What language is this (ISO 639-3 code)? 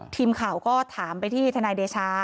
tha